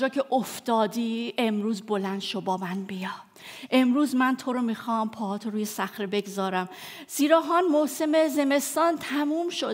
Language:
Persian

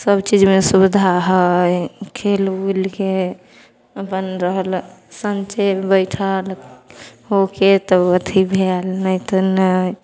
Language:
Maithili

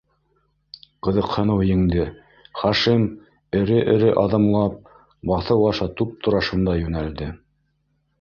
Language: Bashkir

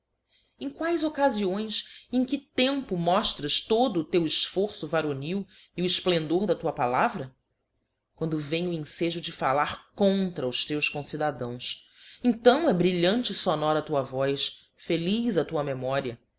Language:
Portuguese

